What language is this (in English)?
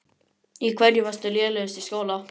Icelandic